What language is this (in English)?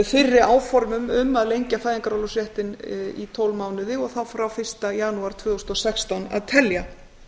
Icelandic